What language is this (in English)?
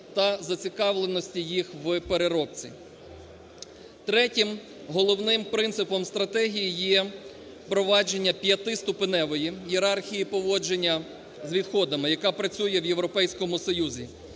Ukrainian